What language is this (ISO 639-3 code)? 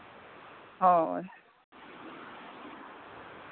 sat